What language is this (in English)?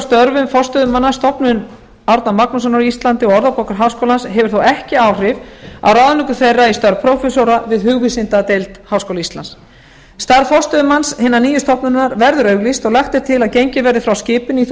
Icelandic